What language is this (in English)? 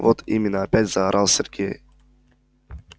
Russian